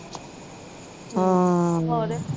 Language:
Punjabi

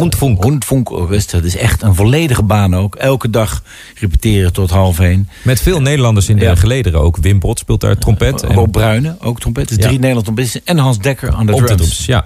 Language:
Dutch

